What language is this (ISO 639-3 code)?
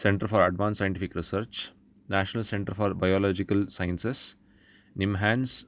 san